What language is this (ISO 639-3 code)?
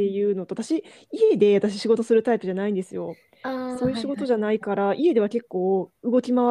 jpn